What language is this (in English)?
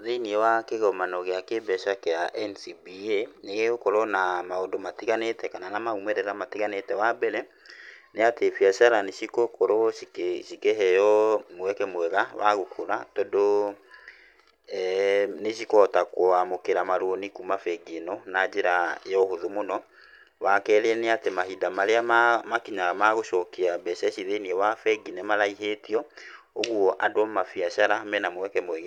Kikuyu